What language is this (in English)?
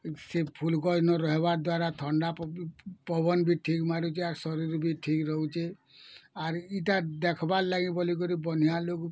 Odia